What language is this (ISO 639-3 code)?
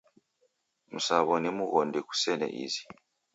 dav